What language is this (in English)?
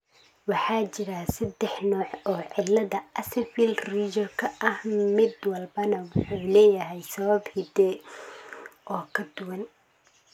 Somali